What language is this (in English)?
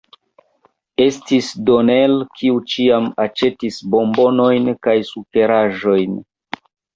Esperanto